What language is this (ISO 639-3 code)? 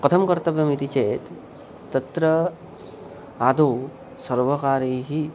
san